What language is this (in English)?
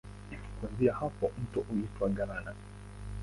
Swahili